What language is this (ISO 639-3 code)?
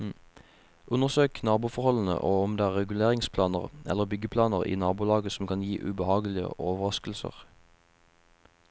nor